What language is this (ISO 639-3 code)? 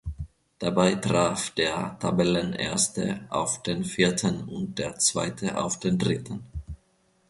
deu